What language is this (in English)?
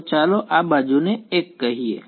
Gujarati